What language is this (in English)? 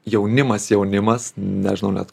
Lithuanian